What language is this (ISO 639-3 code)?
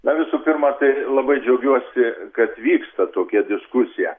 lit